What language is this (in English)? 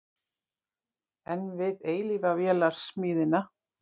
Icelandic